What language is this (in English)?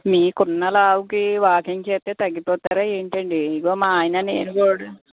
Telugu